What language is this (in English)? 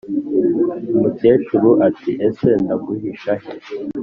Kinyarwanda